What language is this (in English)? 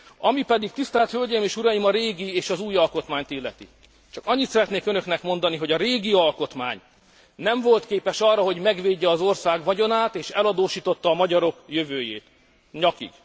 Hungarian